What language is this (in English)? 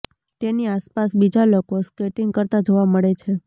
Gujarati